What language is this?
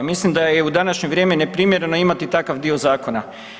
Croatian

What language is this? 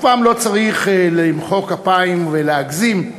Hebrew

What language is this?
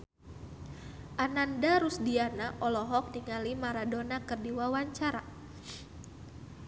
Sundanese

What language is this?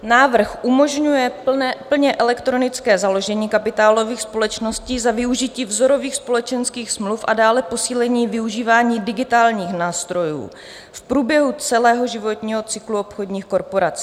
Czech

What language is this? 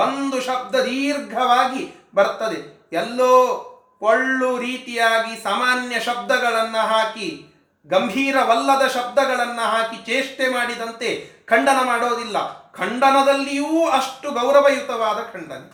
Kannada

